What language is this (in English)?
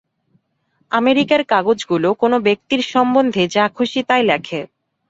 Bangla